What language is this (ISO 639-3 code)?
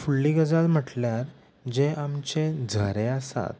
kok